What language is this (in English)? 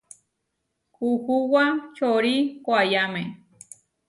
Huarijio